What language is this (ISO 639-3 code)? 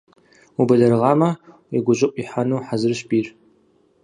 kbd